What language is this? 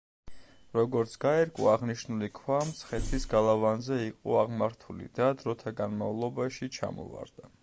Georgian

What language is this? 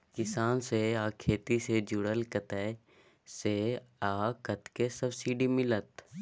Maithili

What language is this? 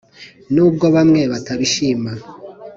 Kinyarwanda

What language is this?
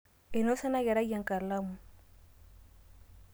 Masai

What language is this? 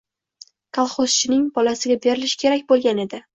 Uzbek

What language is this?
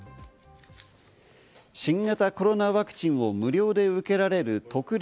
Japanese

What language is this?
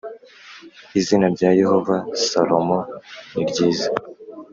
Kinyarwanda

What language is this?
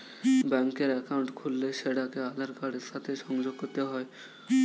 Bangla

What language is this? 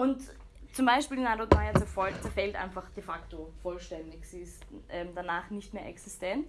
German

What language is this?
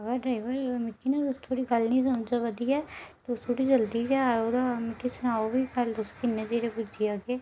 Dogri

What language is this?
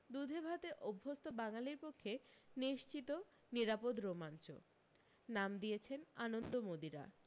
Bangla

